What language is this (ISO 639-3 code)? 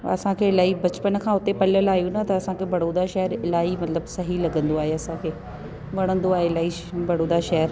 snd